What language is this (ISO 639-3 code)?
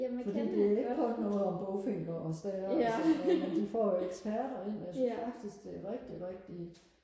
dan